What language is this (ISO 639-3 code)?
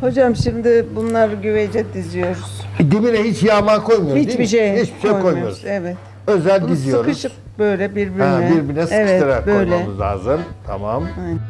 tur